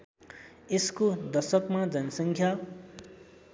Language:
Nepali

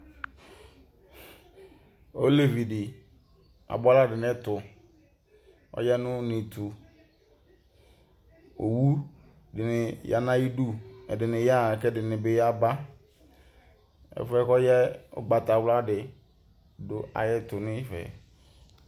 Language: Ikposo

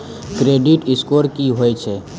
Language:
Maithili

